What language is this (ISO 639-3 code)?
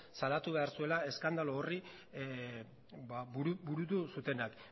eus